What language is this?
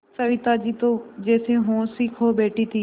Hindi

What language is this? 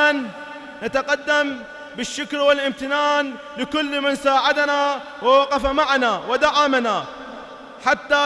Arabic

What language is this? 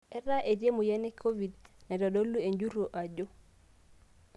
Masai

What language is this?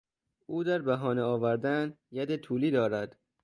Persian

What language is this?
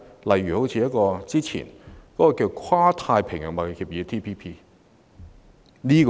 Cantonese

